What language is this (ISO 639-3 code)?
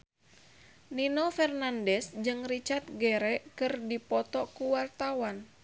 sun